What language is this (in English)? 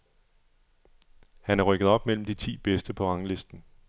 Danish